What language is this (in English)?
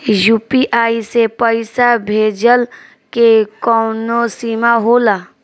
Bhojpuri